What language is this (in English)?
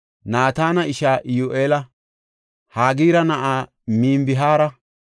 Gofa